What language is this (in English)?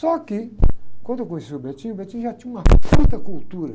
Portuguese